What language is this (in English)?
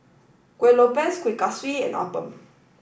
English